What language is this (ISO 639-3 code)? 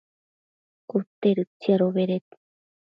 mcf